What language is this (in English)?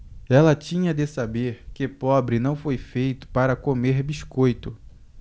Portuguese